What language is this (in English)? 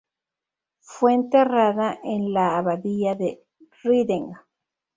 Spanish